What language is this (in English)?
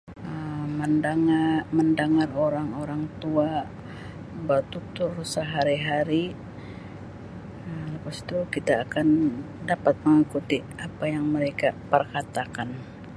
Sabah Malay